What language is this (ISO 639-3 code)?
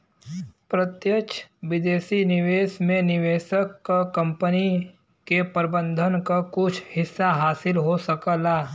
bho